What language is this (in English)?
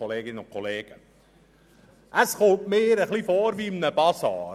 Swiss German